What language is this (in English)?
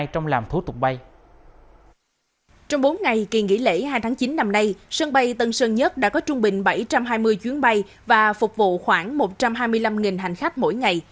Vietnamese